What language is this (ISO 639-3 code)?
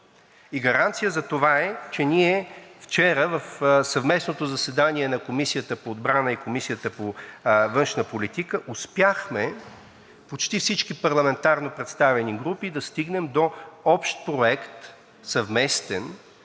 bul